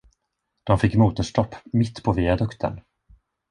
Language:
Swedish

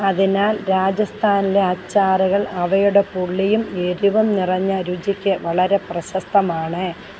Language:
Malayalam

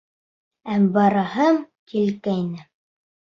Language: Bashkir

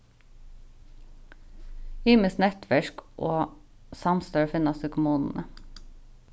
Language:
Faroese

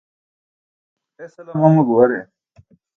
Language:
Burushaski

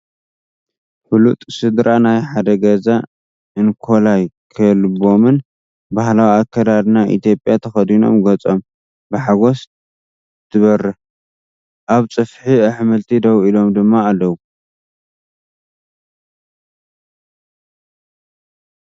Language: Tigrinya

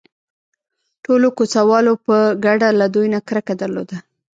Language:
Pashto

